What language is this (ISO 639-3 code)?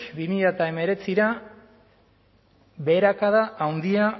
eus